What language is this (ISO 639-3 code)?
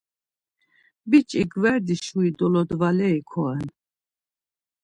lzz